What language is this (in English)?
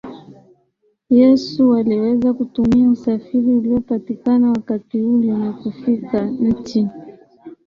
Swahili